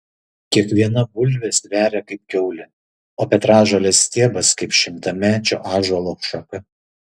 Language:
Lithuanian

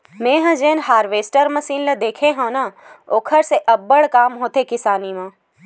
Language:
Chhattisgarhi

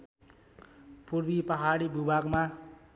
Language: Nepali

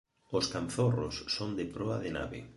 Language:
Galician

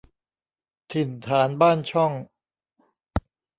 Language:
Thai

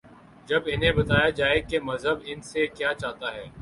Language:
Urdu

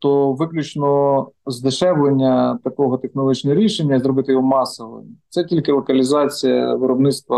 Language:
Ukrainian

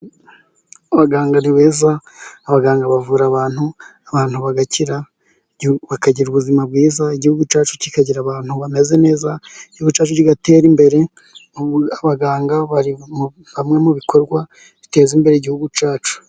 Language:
Kinyarwanda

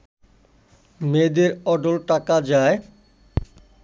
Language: Bangla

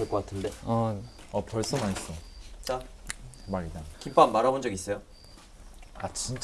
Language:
Korean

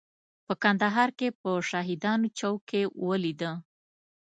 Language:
Pashto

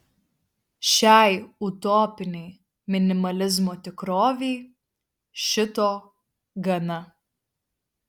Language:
Lithuanian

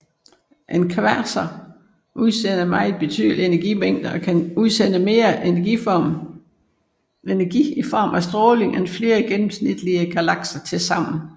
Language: Danish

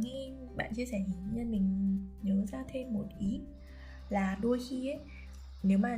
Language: Vietnamese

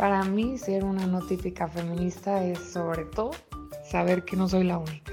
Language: Spanish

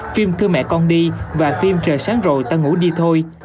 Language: Vietnamese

